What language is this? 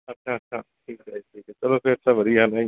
Punjabi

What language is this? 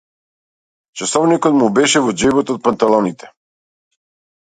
Macedonian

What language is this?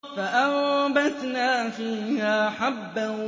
Arabic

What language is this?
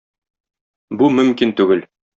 Tatar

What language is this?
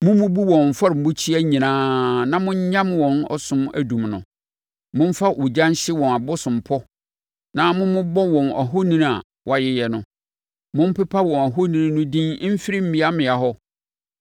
Akan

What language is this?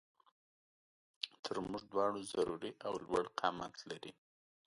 Pashto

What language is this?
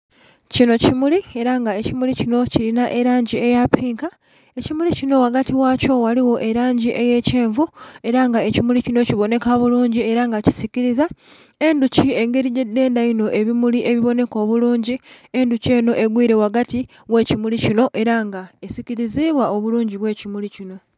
Soga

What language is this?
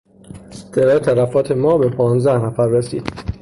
Persian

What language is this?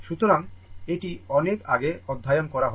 Bangla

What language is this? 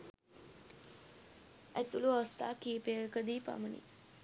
Sinhala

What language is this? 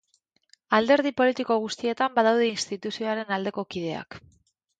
Basque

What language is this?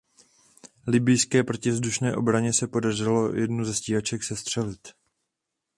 Czech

